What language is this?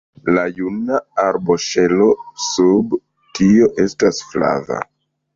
Esperanto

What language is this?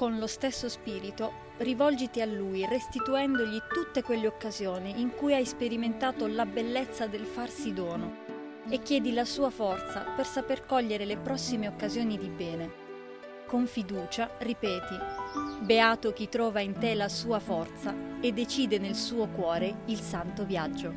Italian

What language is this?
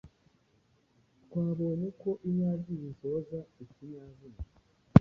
Kinyarwanda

